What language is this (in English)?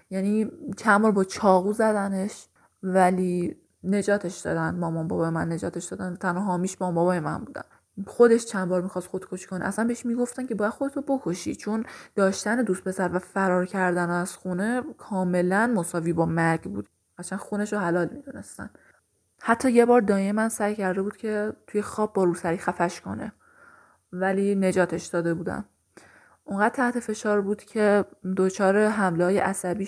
Persian